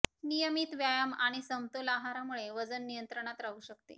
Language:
Marathi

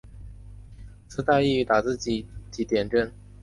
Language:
Chinese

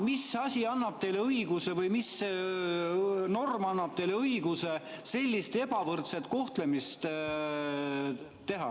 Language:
Estonian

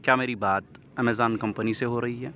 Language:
Urdu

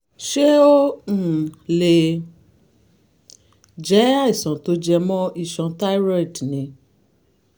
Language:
Yoruba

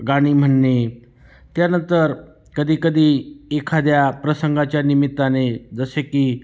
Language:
Marathi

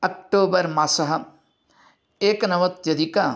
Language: Sanskrit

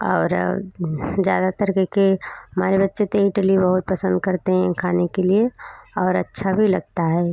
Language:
Hindi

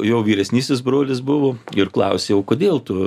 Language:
Lithuanian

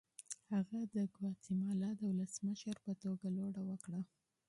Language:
Pashto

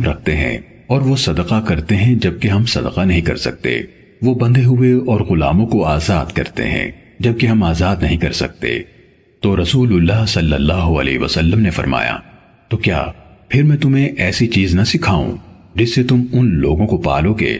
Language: Urdu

